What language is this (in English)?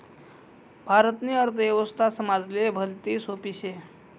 Marathi